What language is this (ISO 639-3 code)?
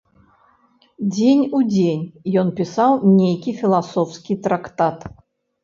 bel